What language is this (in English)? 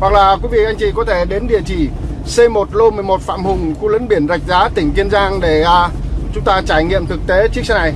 Vietnamese